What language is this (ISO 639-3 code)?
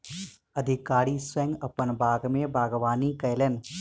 mai